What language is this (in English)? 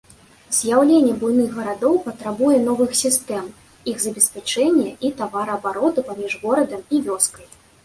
Belarusian